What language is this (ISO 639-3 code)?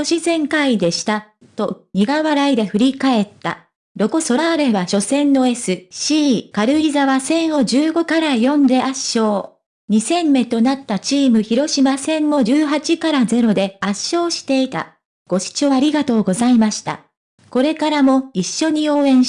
jpn